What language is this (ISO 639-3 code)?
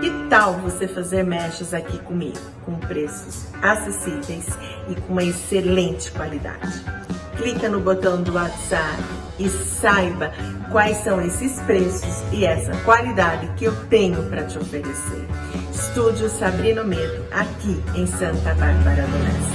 por